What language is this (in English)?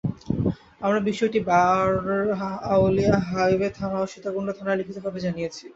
Bangla